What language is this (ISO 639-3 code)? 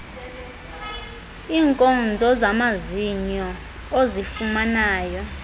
xho